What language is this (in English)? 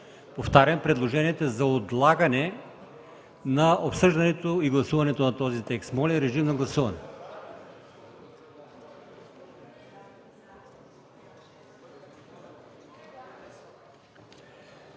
Bulgarian